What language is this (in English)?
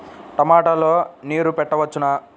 Telugu